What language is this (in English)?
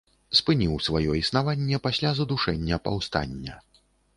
Belarusian